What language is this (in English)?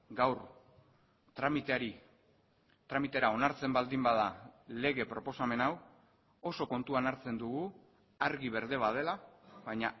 Basque